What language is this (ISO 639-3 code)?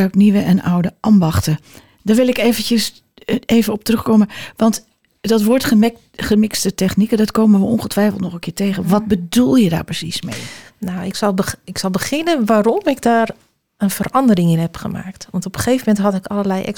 nld